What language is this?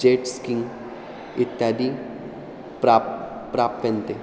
Sanskrit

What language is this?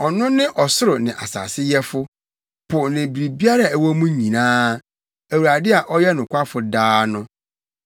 Akan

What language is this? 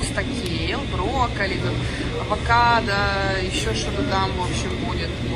Russian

